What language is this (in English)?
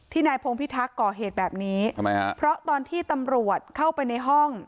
Thai